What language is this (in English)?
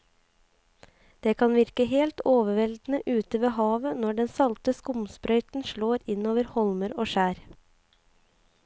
Norwegian